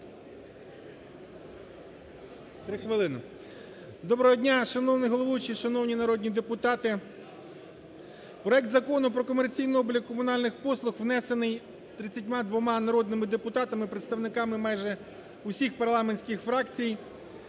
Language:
Ukrainian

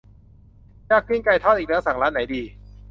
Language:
Thai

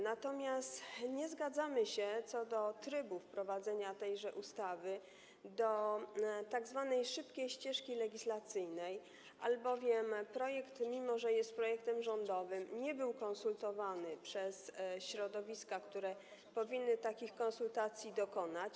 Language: Polish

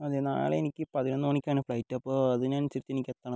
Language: Malayalam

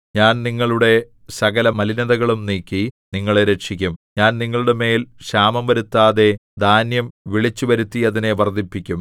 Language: Malayalam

